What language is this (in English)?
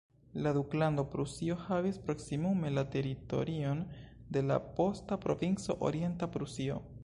Esperanto